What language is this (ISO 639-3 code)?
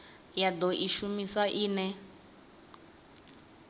ven